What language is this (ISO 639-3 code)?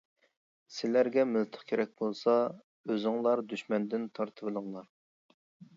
uig